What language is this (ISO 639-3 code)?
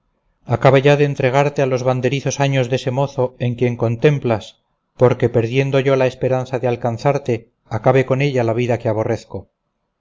spa